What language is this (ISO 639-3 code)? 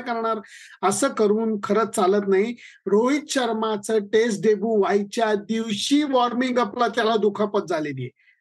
mar